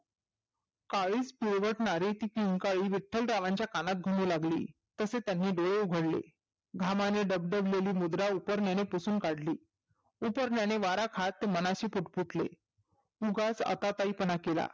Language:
Marathi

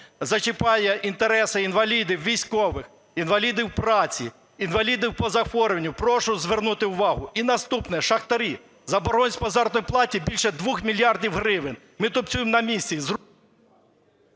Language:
Ukrainian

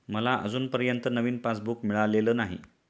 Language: Marathi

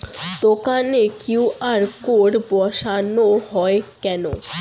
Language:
Bangla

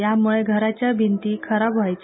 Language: Marathi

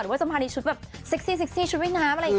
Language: Thai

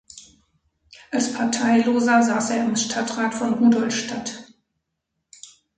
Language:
German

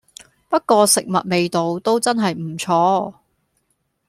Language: Cantonese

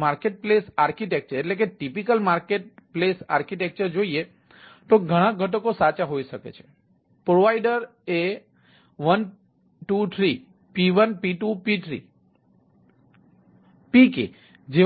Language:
Gujarati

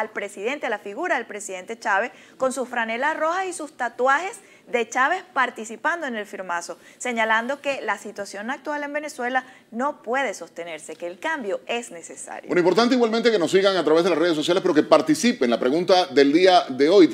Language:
Spanish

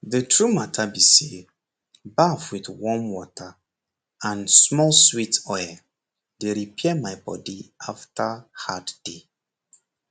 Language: Nigerian Pidgin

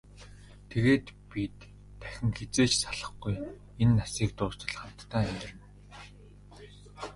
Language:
Mongolian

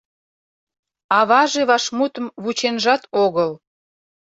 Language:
Mari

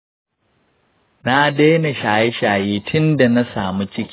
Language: Hausa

